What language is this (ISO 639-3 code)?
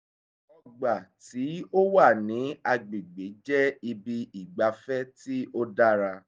yor